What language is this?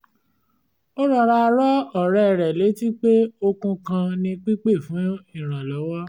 Yoruba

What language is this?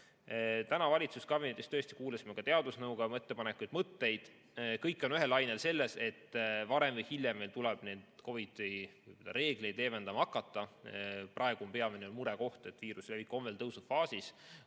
Estonian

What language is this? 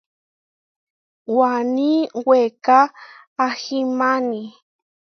Huarijio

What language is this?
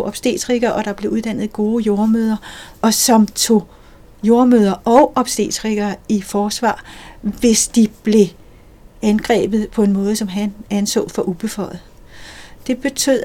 Danish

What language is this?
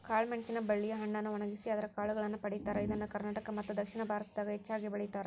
Kannada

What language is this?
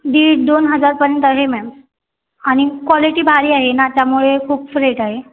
Marathi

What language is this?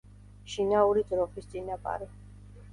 Georgian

